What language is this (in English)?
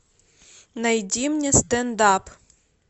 Russian